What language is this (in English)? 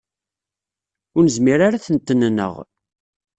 Kabyle